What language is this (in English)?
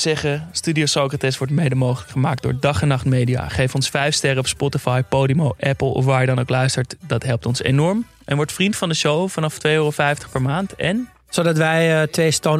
Dutch